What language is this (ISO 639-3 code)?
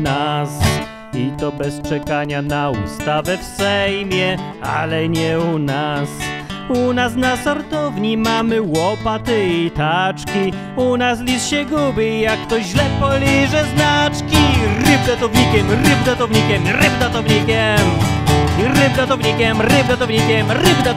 pol